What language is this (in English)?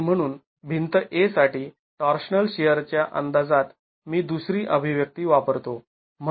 Marathi